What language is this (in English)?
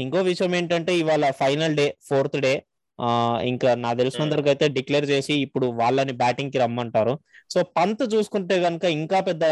Telugu